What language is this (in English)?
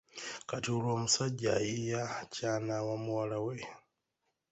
Ganda